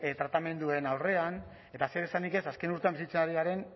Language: Basque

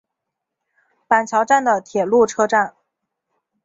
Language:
Chinese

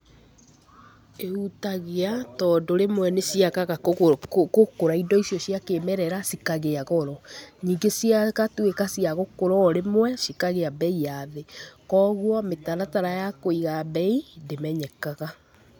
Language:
Kikuyu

